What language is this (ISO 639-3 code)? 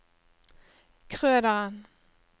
nor